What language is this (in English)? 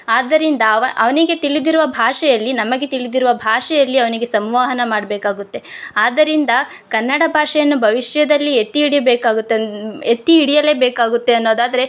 Kannada